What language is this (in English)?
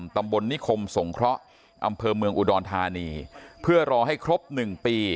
Thai